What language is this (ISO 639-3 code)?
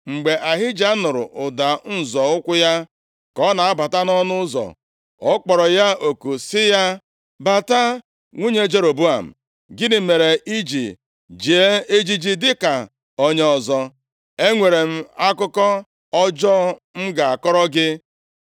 ibo